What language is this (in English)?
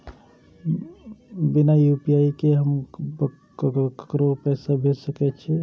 Maithili